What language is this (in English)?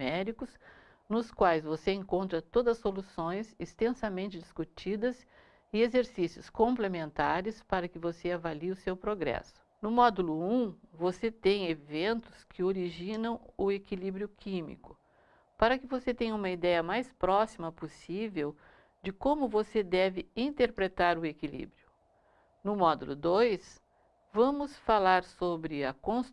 Portuguese